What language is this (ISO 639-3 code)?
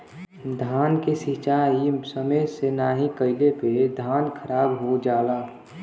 bho